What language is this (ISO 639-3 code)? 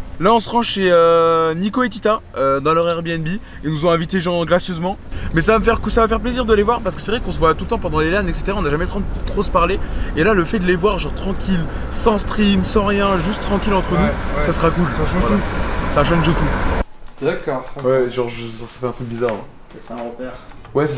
fra